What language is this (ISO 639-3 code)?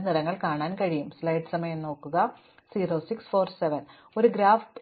mal